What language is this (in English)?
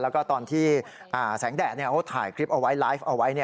Thai